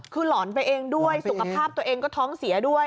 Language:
Thai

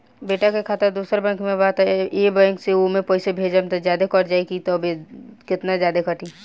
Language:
Bhojpuri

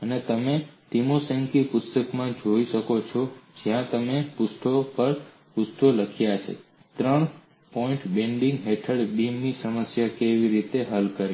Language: Gujarati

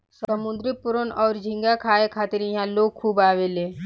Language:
Bhojpuri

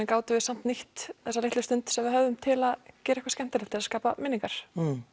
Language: Icelandic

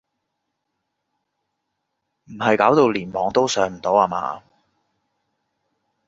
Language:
Cantonese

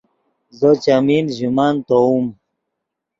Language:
Yidgha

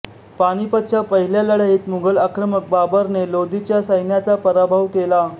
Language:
Marathi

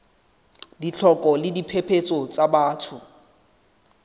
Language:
Southern Sotho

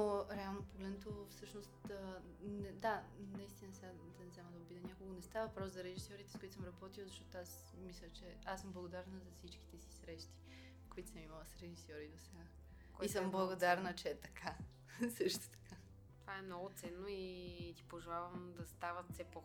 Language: Bulgarian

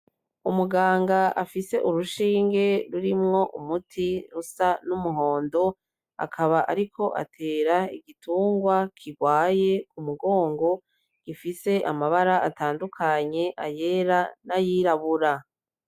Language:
Rundi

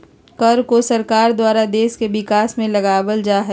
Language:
Magahi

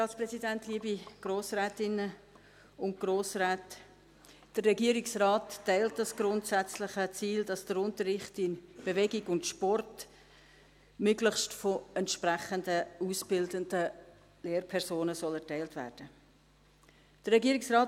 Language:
Swiss German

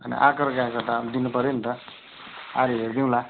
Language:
Nepali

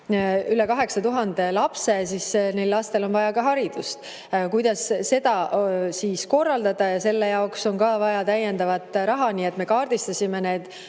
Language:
Estonian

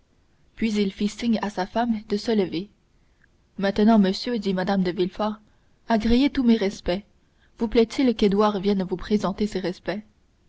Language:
French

